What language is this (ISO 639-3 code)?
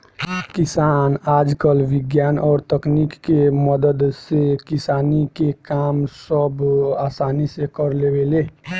bho